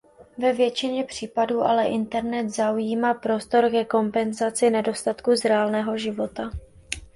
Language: Czech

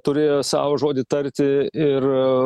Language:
Lithuanian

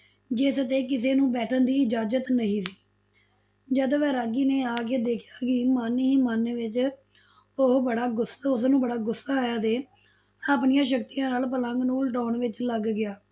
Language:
Punjabi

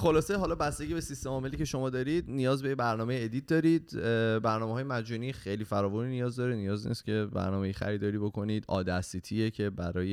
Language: Persian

